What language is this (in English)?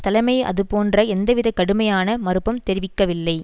Tamil